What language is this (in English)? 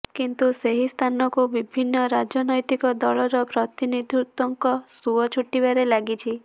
Odia